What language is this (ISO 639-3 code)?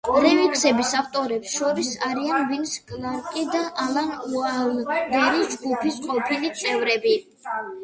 kat